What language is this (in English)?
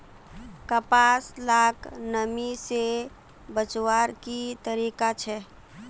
Magahi